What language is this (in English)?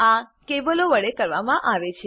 Gujarati